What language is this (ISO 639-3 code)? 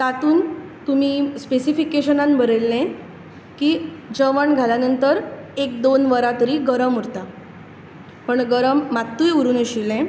kok